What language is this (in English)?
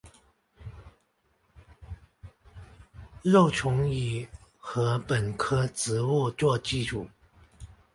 Chinese